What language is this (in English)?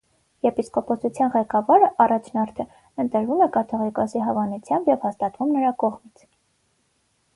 Armenian